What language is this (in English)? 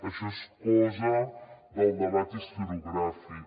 Catalan